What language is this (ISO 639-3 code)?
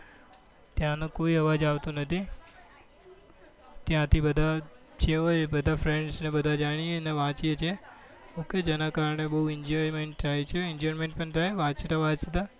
guj